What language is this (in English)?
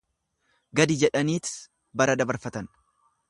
Oromo